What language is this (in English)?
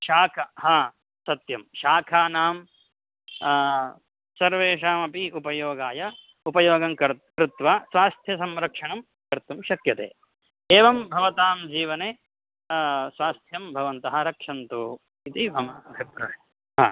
Sanskrit